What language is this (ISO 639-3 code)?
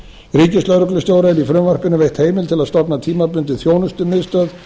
isl